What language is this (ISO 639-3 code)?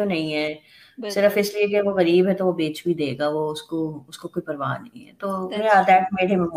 urd